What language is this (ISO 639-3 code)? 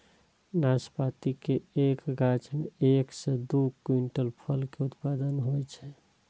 mai